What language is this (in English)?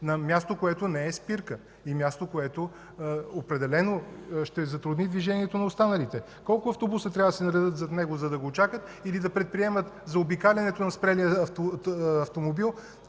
Bulgarian